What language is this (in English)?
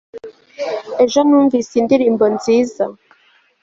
Kinyarwanda